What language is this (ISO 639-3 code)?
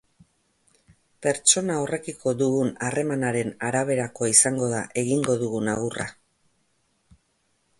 eus